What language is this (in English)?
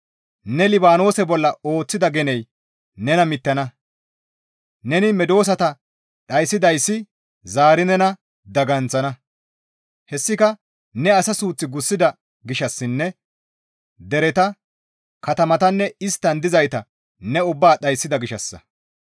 Gamo